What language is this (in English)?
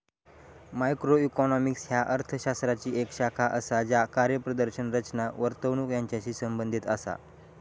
Marathi